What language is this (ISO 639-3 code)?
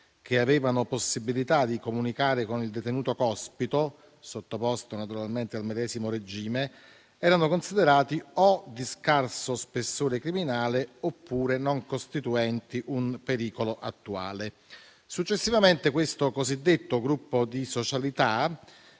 ita